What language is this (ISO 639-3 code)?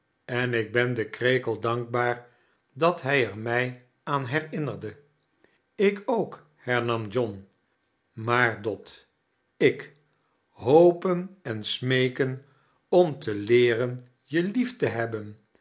nld